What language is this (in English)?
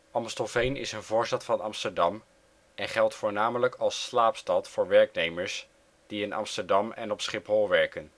Dutch